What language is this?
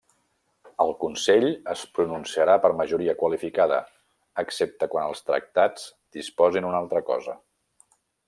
Catalan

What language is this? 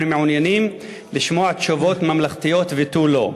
Hebrew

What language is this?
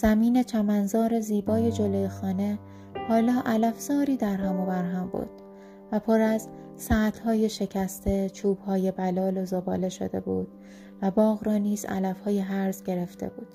Persian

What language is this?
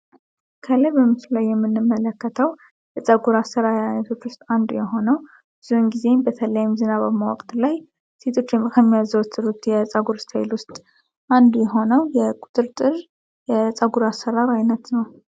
Amharic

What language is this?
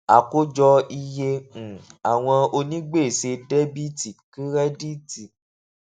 Yoruba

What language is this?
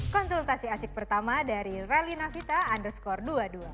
Indonesian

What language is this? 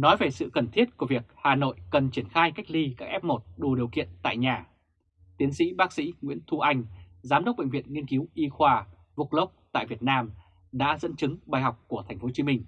Vietnamese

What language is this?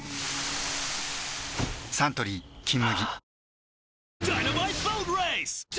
Japanese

